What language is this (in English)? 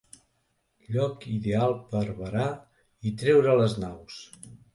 Catalan